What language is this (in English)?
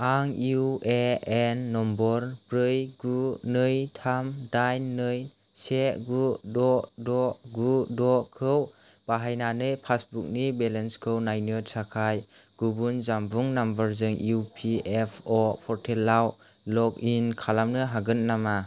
Bodo